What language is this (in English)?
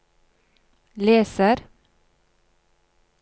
Norwegian